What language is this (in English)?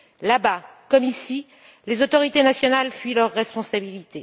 French